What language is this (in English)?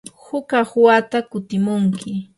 Yanahuanca Pasco Quechua